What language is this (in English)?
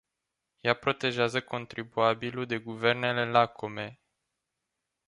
Romanian